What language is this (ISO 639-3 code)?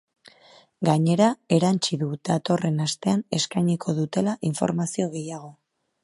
eus